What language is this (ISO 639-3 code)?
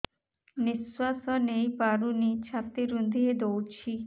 ori